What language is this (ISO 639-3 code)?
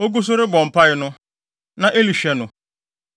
aka